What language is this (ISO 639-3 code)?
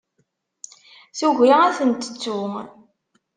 kab